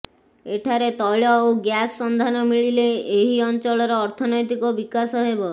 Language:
Odia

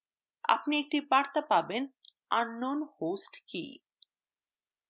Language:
Bangla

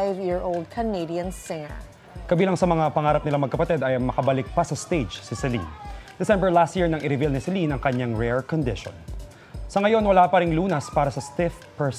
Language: Filipino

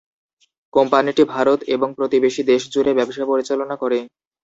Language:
Bangla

